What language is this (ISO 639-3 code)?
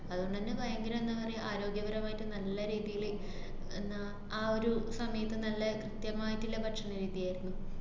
mal